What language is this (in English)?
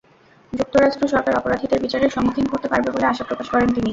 Bangla